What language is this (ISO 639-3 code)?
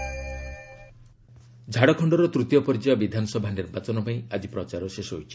ori